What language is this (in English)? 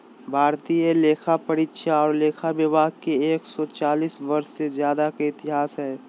Magahi